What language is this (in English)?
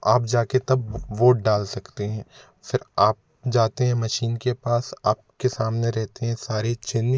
Hindi